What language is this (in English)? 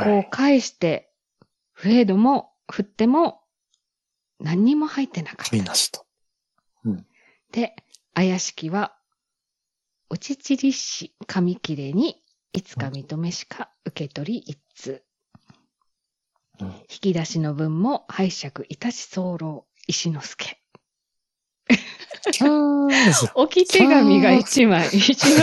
Japanese